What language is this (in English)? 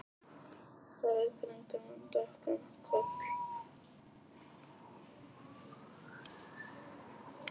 Icelandic